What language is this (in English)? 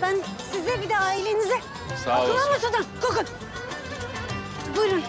Turkish